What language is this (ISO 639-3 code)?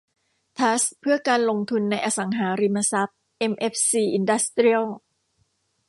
tha